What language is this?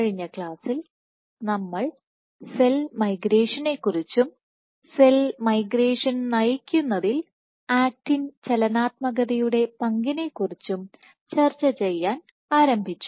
Malayalam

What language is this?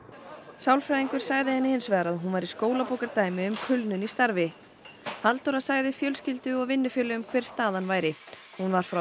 Icelandic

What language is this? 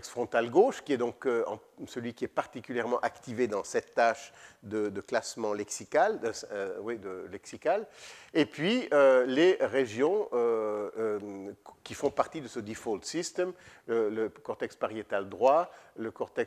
French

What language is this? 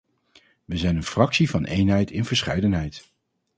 Dutch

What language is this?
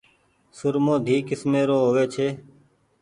Goaria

